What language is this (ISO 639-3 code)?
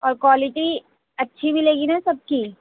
urd